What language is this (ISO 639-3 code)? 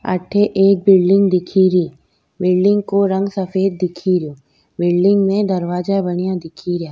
raj